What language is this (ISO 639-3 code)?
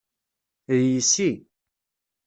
kab